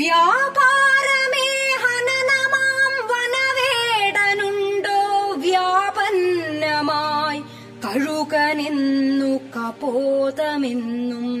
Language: Malayalam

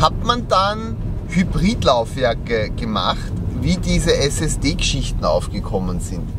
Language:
German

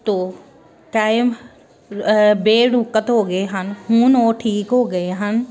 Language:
Punjabi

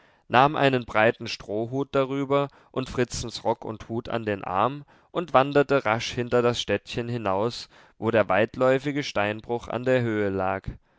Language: German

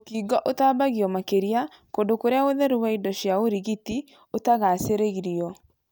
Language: Kikuyu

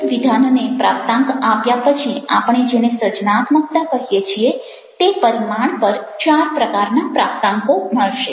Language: Gujarati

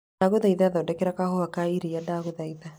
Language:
Kikuyu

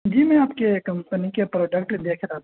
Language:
Urdu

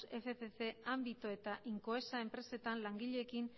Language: Basque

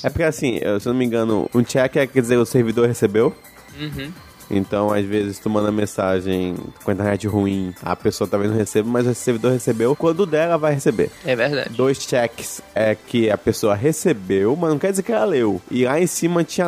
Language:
Portuguese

